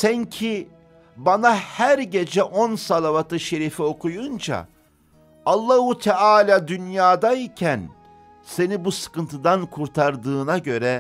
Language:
Turkish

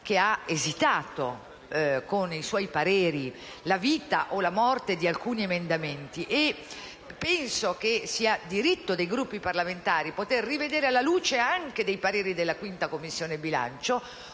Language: Italian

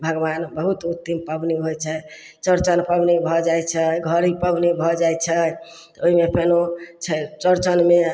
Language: Maithili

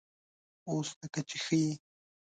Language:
Pashto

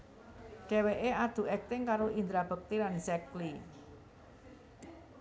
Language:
Javanese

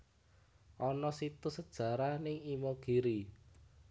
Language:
Javanese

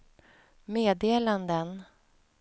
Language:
Swedish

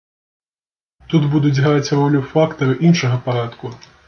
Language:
Belarusian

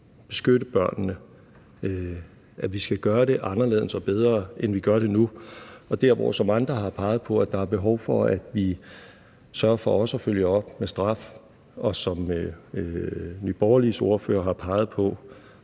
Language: Danish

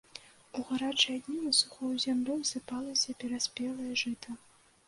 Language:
Belarusian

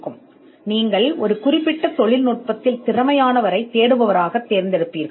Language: Tamil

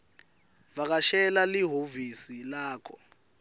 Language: Swati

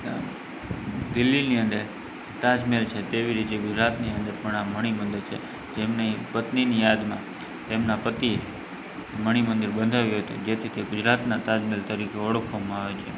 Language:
Gujarati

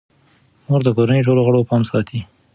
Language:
Pashto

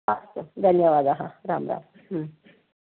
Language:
Sanskrit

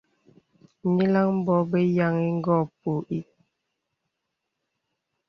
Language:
Bebele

